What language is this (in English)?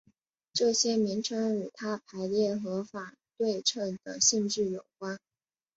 Chinese